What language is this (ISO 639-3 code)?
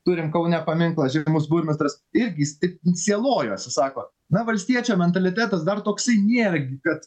lit